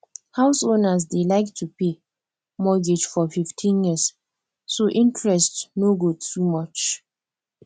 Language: Nigerian Pidgin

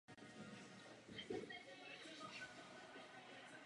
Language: Czech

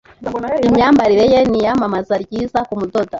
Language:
Kinyarwanda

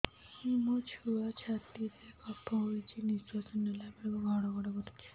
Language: Odia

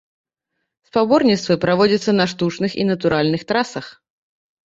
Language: Belarusian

